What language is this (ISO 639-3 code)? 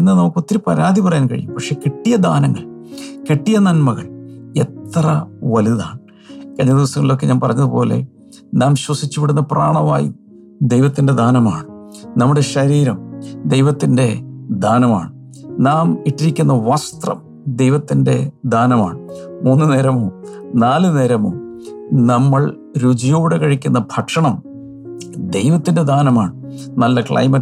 mal